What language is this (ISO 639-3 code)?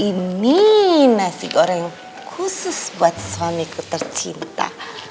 ind